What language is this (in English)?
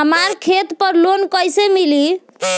Bhojpuri